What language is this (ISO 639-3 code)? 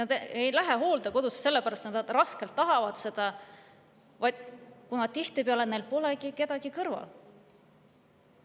est